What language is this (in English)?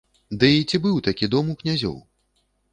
Belarusian